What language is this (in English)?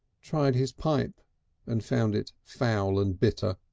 English